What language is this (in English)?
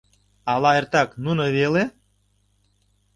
Mari